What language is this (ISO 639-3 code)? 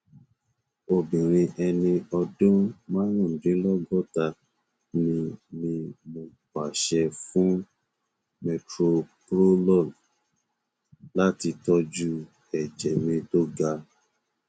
yor